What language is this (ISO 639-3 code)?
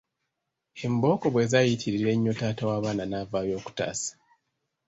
lug